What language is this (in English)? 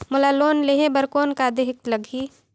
Chhattisgarhi